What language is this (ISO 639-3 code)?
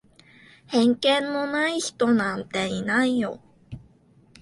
jpn